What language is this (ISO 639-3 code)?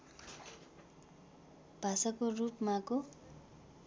nep